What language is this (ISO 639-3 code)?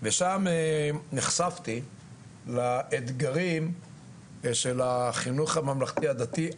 heb